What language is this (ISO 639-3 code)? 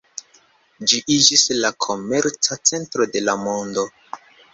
epo